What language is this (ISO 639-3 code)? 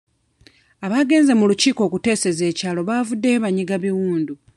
lug